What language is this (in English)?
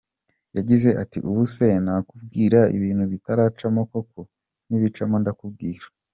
Kinyarwanda